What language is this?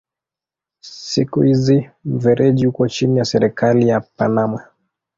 Swahili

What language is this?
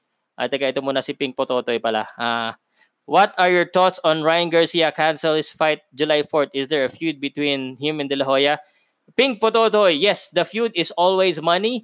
Filipino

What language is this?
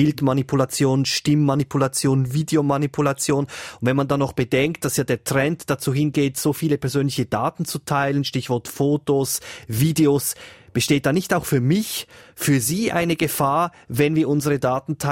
German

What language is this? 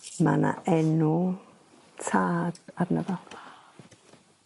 Welsh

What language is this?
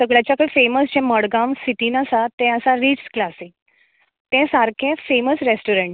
Konkani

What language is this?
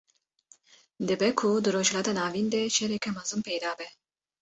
Kurdish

